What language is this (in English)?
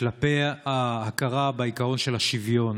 Hebrew